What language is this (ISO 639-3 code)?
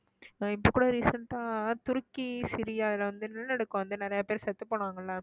tam